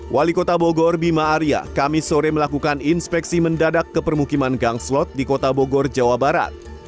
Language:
Indonesian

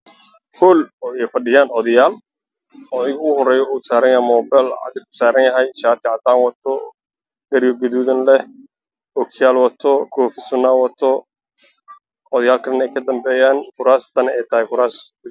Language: Somali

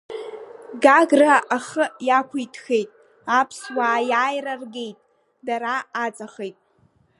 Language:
Abkhazian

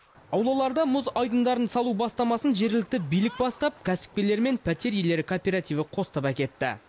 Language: Kazakh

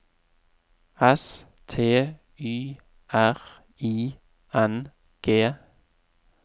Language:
Norwegian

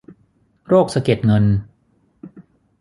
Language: Thai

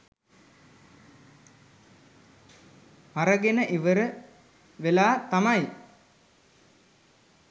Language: Sinhala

